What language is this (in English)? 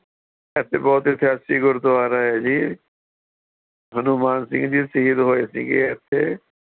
Punjabi